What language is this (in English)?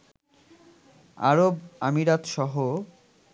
Bangla